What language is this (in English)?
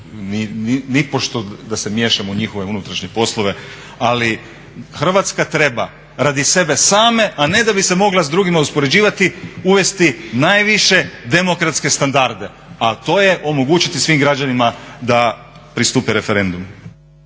Croatian